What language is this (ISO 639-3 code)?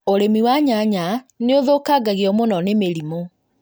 kik